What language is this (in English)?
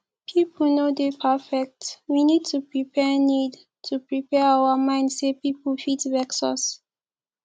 Nigerian Pidgin